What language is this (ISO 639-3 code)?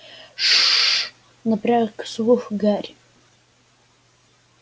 rus